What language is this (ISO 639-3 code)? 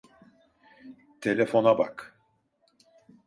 tur